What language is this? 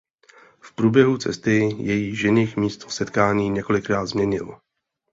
Czech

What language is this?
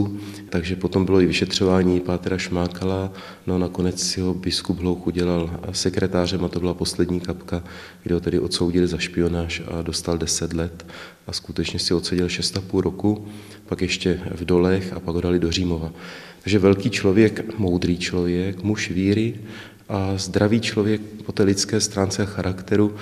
Czech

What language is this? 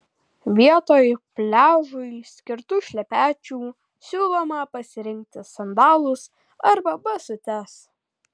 Lithuanian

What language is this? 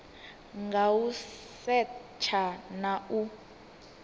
Venda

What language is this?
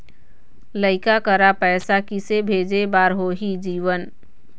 Chhattisgarhi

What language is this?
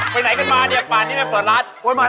Thai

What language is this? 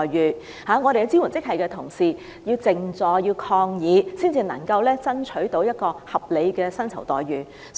Cantonese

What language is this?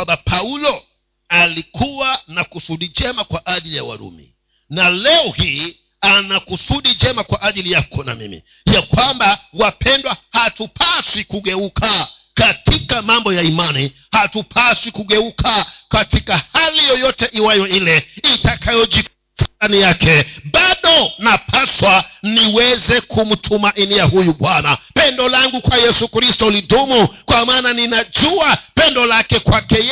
Swahili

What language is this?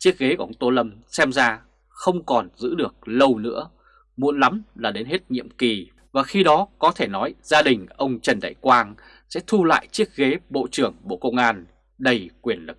Vietnamese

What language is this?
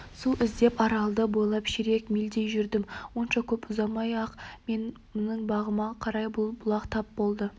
Kazakh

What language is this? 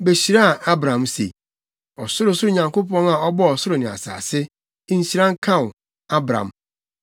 Akan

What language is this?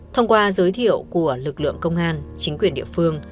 Vietnamese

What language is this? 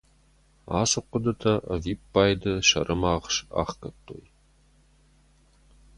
Ossetic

